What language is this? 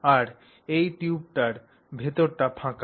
Bangla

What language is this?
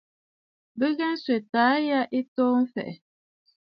Bafut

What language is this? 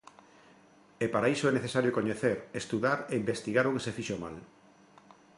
Galician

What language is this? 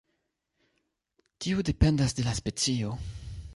Esperanto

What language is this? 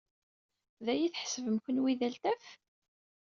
Kabyle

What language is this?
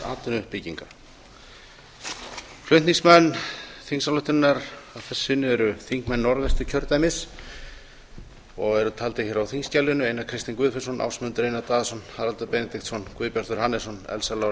Icelandic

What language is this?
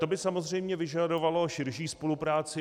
Czech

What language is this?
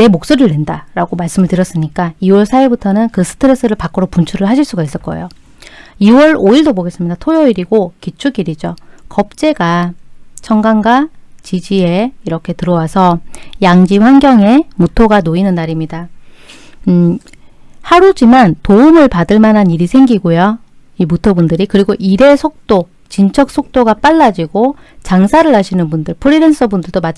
Korean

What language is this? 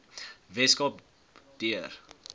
Afrikaans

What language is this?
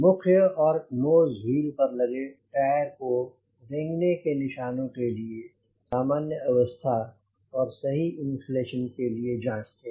Hindi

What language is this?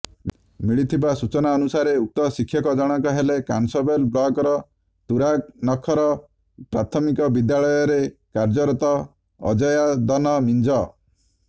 Odia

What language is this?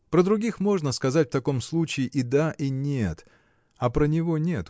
Russian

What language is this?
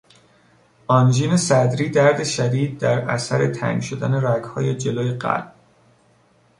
Persian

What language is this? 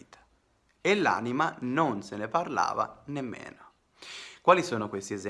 Italian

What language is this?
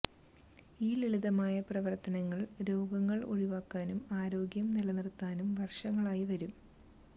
Malayalam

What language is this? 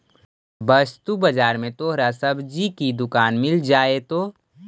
Magahi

